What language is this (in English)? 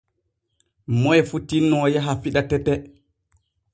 Borgu Fulfulde